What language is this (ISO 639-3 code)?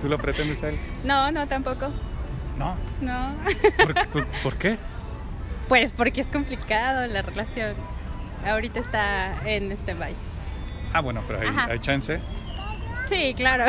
spa